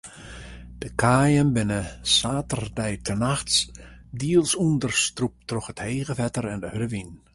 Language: Western Frisian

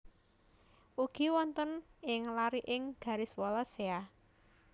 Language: Javanese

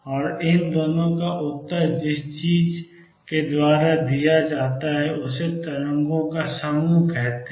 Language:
Hindi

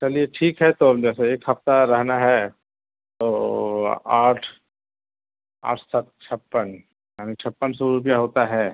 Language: Urdu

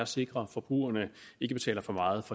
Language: Danish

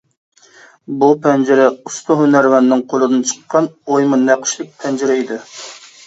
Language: Uyghur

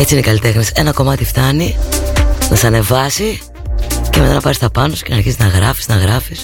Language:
Greek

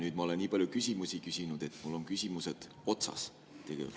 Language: Estonian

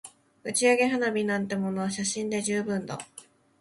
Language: Japanese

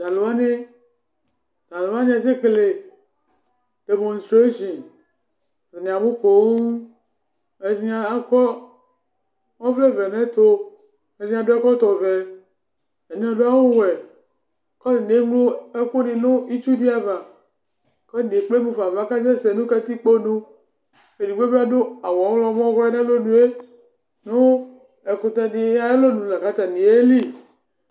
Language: Ikposo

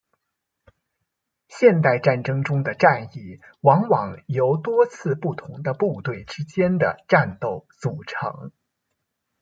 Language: Chinese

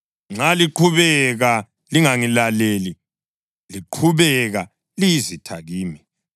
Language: North Ndebele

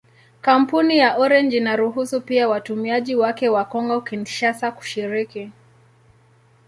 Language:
Swahili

